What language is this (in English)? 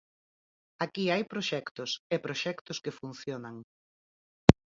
Galician